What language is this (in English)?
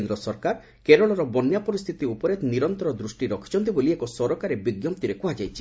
Odia